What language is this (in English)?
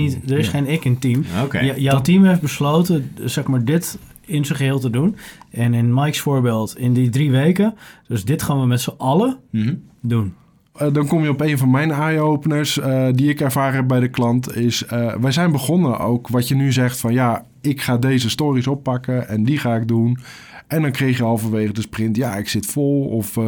Dutch